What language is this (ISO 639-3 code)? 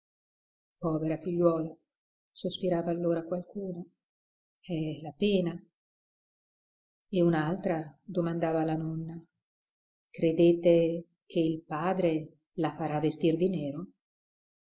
ita